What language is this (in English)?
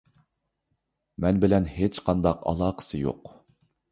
Uyghur